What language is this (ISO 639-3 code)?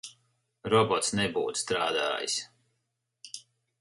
lav